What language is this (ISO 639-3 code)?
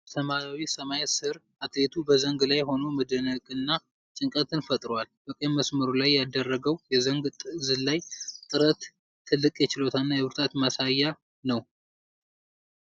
amh